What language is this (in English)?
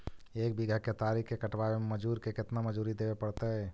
Magahi